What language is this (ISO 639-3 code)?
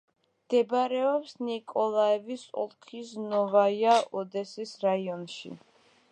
kat